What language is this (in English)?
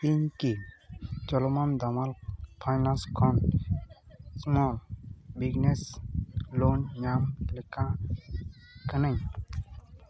Santali